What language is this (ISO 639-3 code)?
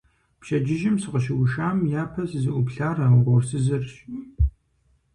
kbd